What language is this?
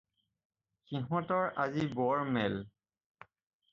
Assamese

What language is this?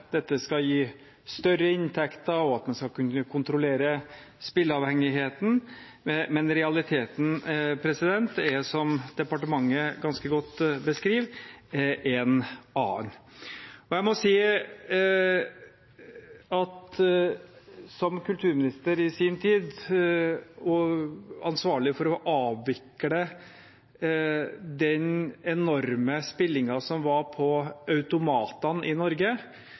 Norwegian Bokmål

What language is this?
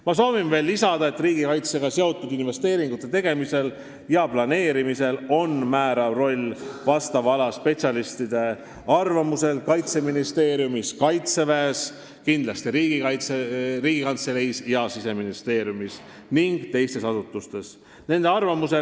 Estonian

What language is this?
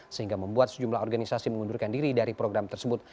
Indonesian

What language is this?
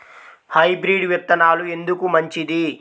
Telugu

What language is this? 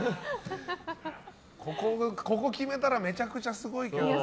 Japanese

